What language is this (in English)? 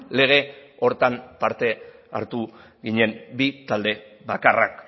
Basque